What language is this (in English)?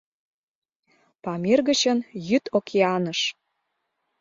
Mari